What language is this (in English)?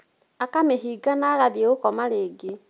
Kikuyu